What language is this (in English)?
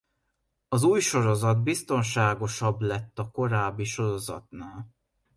Hungarian